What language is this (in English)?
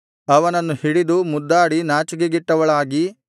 Kannada